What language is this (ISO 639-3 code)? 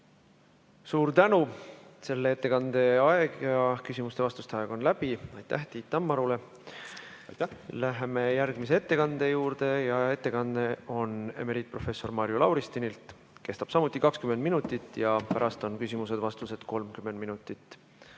est